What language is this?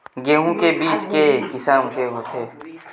Chhattisgarhi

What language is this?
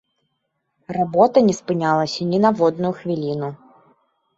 Belarusian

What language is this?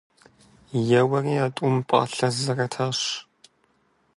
Kabardian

